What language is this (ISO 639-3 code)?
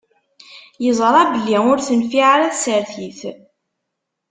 kab